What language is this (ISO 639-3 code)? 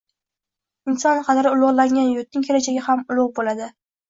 uzb